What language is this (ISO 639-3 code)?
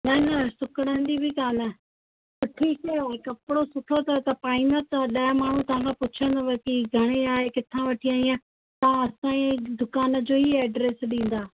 snd